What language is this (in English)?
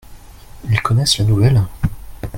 French